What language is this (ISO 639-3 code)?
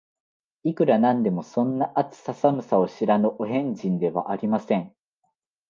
jpn